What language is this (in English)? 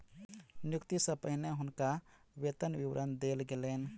Maithili